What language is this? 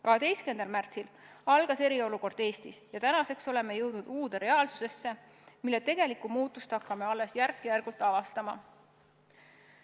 Estonian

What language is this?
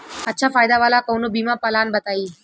Bhojpuri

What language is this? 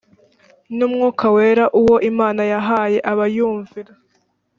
Kinyarwanda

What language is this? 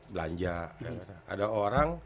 Indonesian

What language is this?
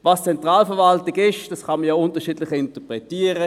Swiss German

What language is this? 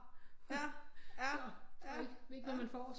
Danish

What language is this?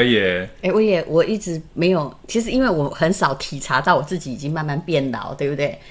Chinese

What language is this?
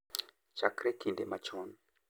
Luo (Kenya and Tanzania)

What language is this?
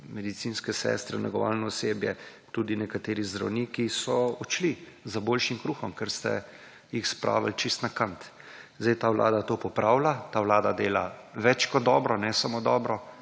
Slovenian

